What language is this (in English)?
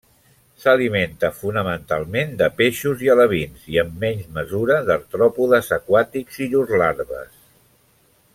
Catalan